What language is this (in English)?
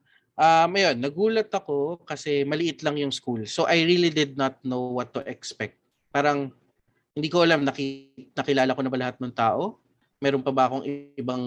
Filipino